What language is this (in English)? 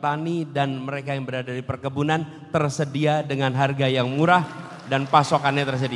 Indonesian